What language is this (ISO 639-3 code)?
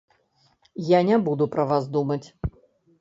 bel